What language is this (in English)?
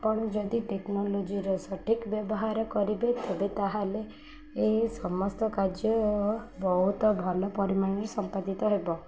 Odia